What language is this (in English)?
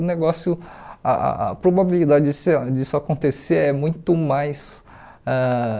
Portuguese